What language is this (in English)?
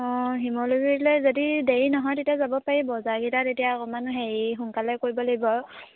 Assamese